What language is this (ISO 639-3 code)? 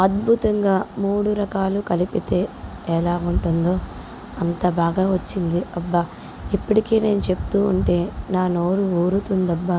tel